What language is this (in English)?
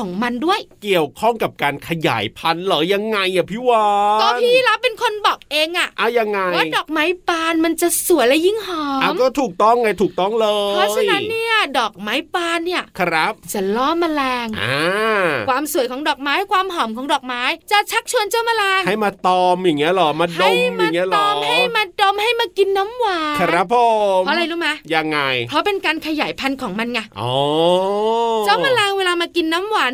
Thai